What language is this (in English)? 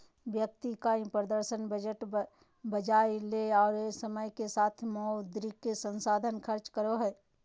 Magahi